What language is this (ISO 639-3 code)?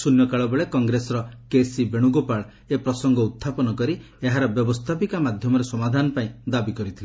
ori